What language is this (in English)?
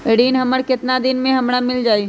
Magahi